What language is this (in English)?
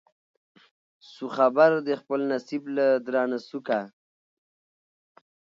Pashto